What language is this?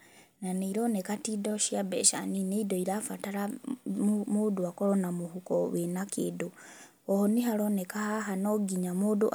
Kikuyu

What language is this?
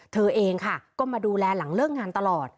Thai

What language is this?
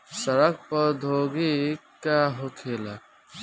Bhojpuri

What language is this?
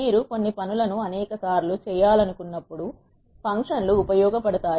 Telugu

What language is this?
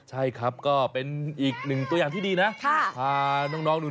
Thai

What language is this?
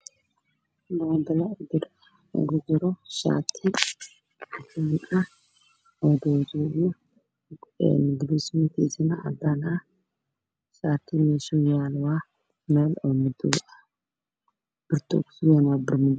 Somali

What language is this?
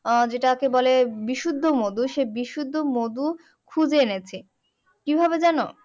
Bangla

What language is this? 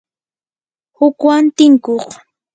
Yanahuanca Pasco Quechua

